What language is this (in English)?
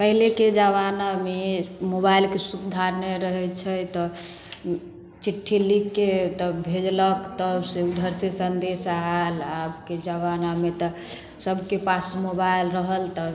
Maithili